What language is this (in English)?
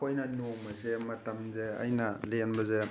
Manipuri